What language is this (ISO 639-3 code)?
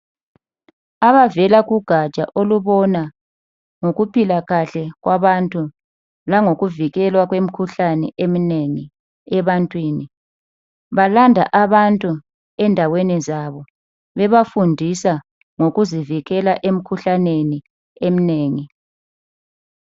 nde